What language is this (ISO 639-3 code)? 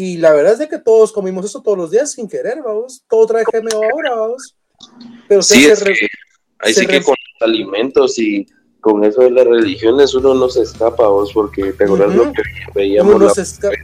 spa